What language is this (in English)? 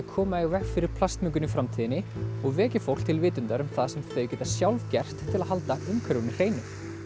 Icelandic